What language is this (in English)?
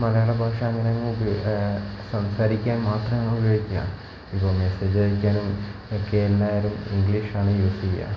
Malayalam